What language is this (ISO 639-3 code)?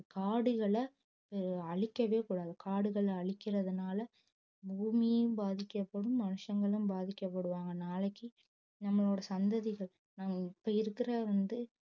tam